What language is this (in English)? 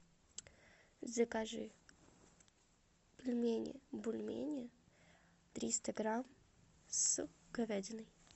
Russian